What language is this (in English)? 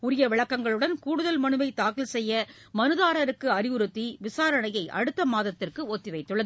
Tamil